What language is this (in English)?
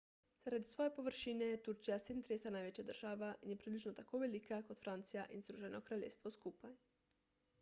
Slovenian